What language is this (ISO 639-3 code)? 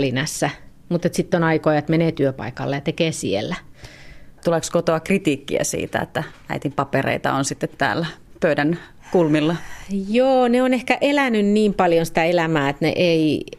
fin